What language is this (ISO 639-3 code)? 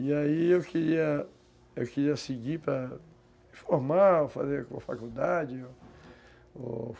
por